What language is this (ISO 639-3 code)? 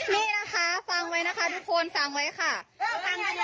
tha